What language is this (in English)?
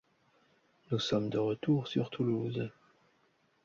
French